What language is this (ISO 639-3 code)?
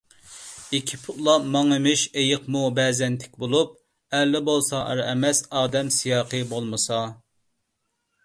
uig